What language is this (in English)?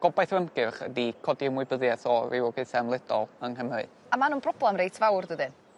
Welsh